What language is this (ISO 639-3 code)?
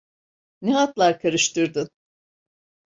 tur